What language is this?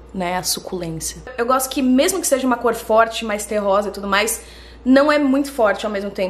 Portuguese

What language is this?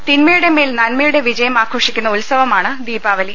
Malayalam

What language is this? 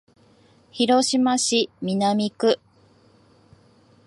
Japanese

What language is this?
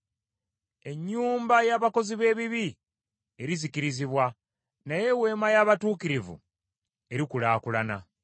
Ganda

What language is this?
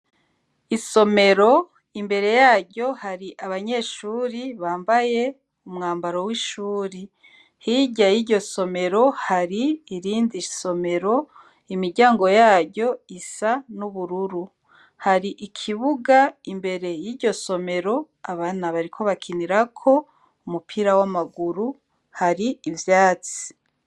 Rundi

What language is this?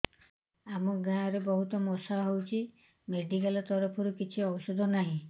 Odia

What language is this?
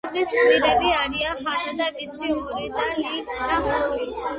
Georgian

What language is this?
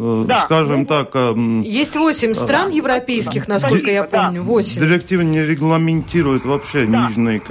Russian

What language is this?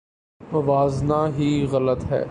Urdu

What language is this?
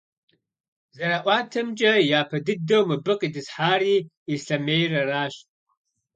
Kabardian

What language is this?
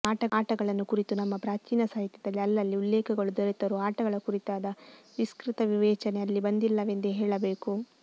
Kannada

